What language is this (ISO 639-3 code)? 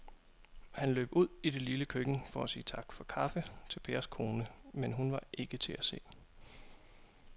dan